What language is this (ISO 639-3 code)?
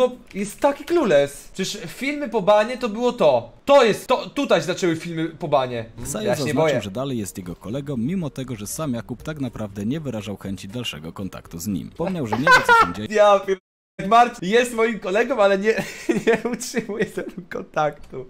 pol